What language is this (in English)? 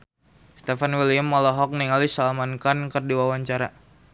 Sundanese